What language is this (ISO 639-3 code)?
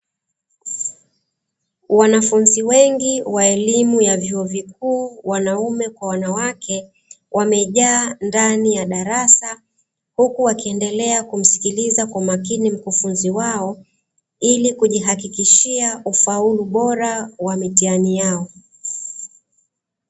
swa